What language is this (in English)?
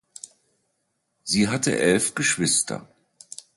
German